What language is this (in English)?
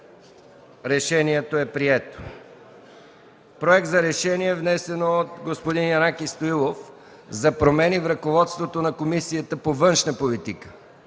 Bulgarian